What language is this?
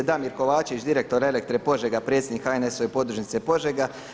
Croatian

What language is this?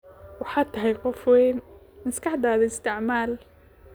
Somali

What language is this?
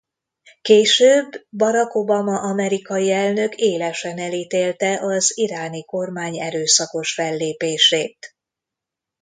Hungarian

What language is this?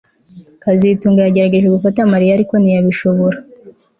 Kinyarwanda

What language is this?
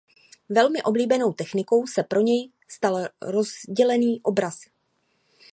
Czech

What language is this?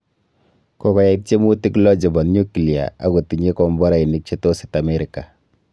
Kalenjin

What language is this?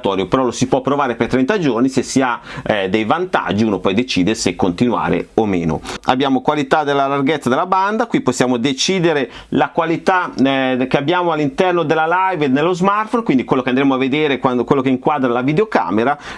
Italian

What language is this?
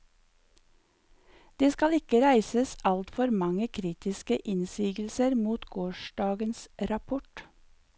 Norwegian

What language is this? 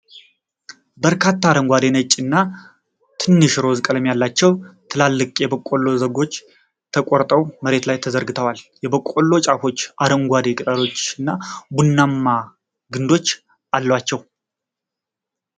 Amharic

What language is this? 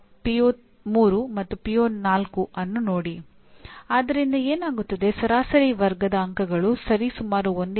Kannada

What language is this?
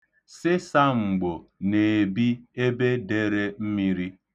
Igbo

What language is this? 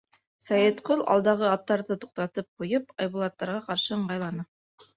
Bashkir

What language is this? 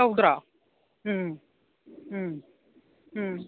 Manipuri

